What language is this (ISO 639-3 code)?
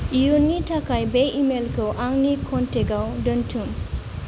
brx